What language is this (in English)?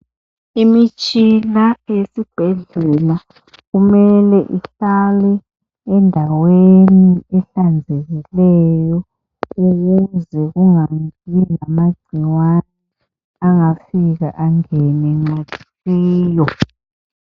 North Ndebele